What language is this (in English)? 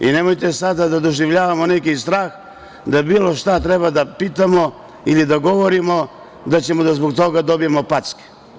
Serbian